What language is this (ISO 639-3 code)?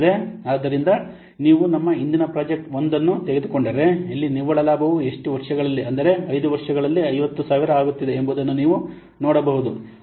kan